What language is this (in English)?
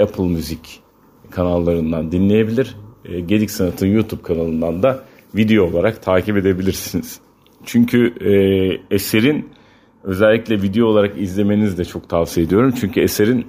Turkish